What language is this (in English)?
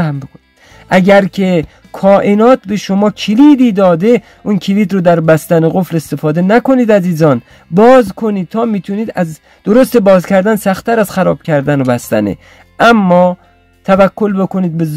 Persian